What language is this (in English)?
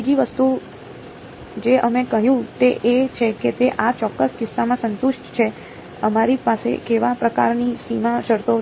Gujarati